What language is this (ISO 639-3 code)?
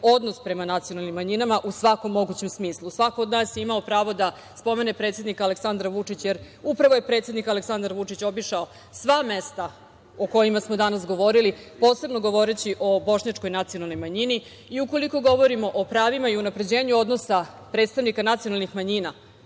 srp